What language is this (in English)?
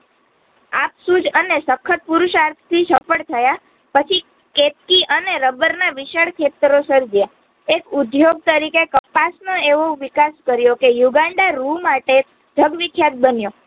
Gujarati